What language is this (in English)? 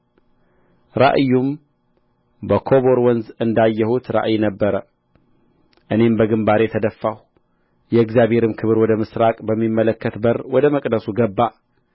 Amharic